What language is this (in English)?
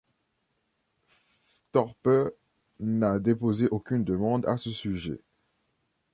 French